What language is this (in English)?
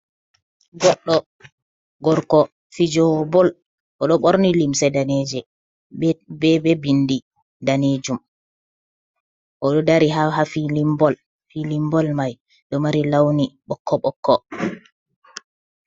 Fula